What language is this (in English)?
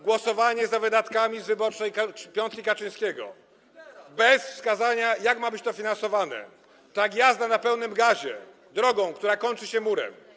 Polish